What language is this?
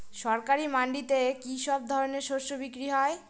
Bangla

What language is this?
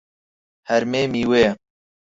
Central Kurdish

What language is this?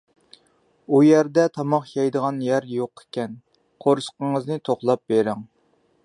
Uyghur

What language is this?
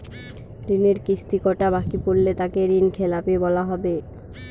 Bangla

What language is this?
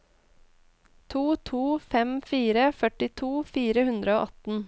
Norwegian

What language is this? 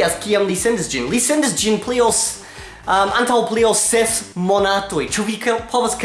Italian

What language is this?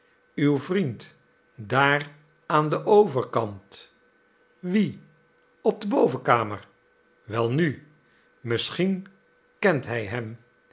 Dutch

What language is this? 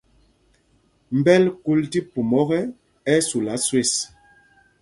Mpumpong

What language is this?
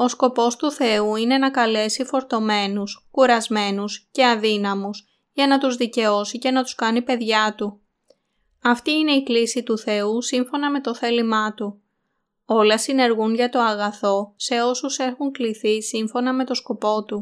Greek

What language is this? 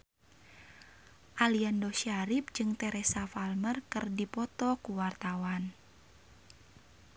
Sundanese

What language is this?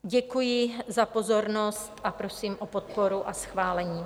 Czech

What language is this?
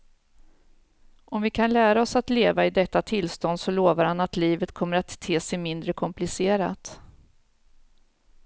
Swedish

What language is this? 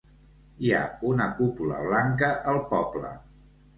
Catalan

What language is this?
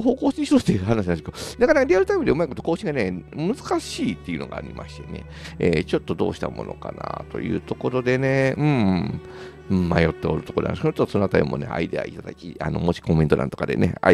Japanese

